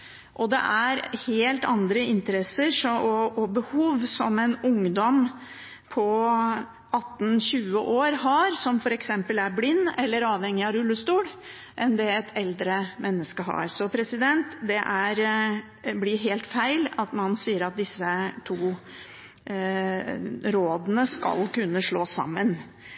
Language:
Norwegian Bokmål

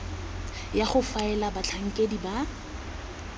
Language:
Tswana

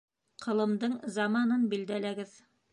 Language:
Bashkir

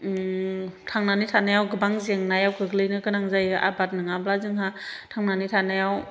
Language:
Bodo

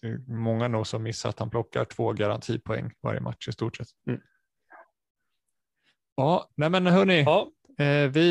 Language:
Swedish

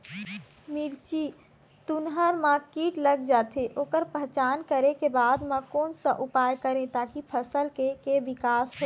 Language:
Chhattisgarhi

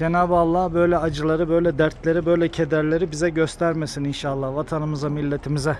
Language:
Turkish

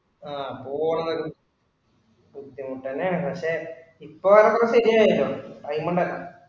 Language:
Malayalam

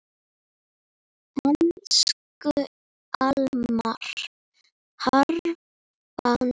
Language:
Icelandic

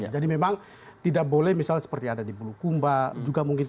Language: Indonesian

